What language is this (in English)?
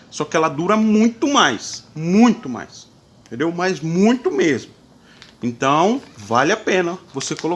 Portuguese